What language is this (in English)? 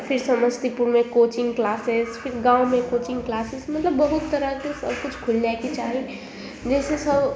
Maithili